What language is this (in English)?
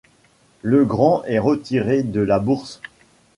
French